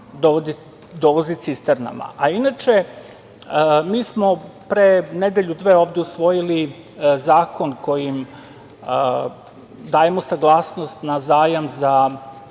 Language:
Serbian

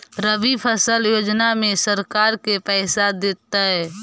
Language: Magahi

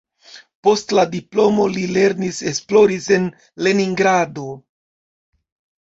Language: Esperanto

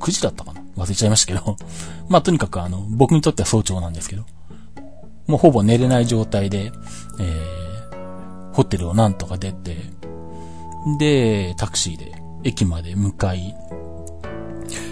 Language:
Japanese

